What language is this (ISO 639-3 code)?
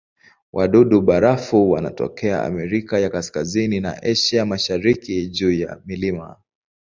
swa